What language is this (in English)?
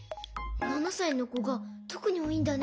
Japanese